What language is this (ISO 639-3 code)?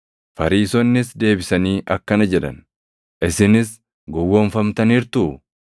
orm